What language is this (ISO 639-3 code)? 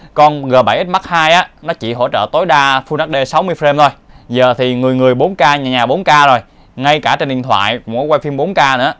vie